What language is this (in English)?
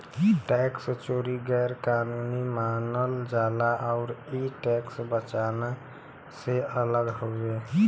Bhojpuri